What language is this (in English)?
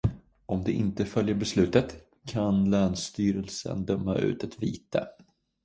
Swedish